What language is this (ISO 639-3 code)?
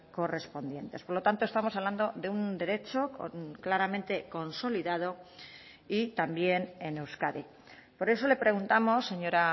spa